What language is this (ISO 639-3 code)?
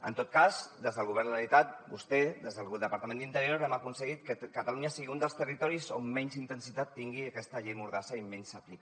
cat